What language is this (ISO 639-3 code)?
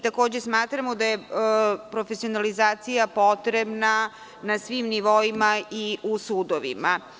srp